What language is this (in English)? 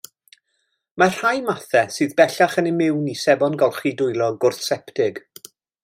Welsh